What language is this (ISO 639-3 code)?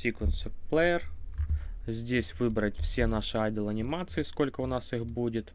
rus